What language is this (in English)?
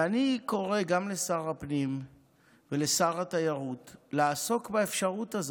Hebrew